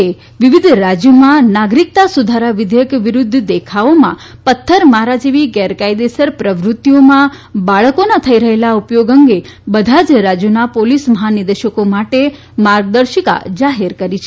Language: Gujarati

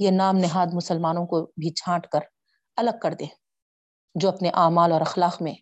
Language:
Urdu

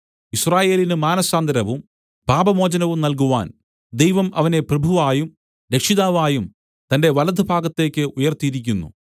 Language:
Malayalam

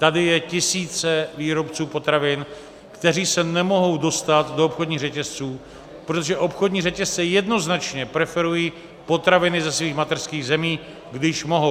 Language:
Czech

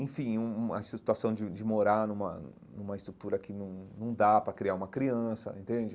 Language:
Portuguese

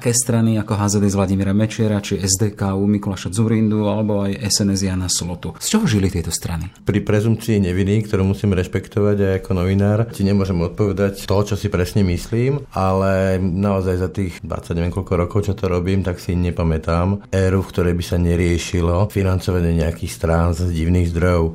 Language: Slovak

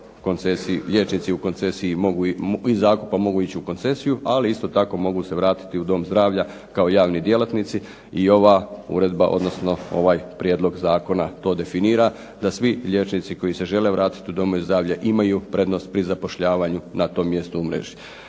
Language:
Croatian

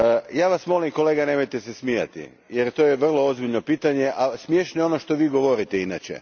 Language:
Croatian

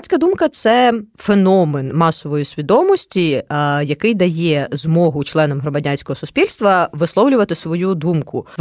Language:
Ukrainian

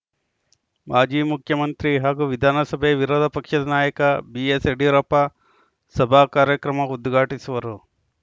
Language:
Kannada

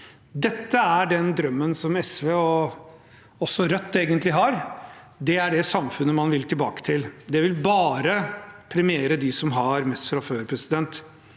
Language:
Norwegian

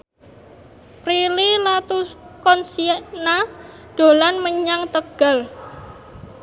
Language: Javanese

